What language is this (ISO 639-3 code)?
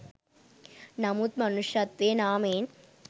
sin